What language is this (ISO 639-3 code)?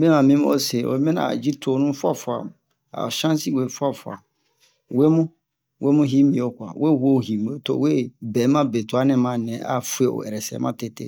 bmq